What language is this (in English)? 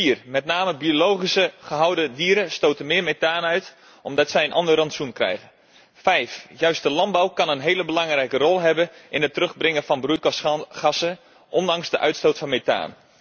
Dutch